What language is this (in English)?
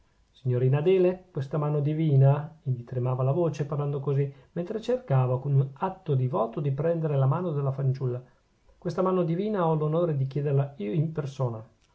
Italian